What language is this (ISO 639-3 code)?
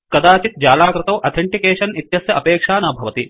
san